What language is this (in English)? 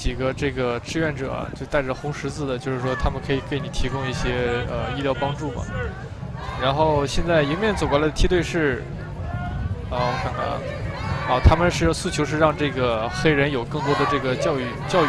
Chinese